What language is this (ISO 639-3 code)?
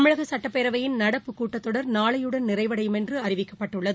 tam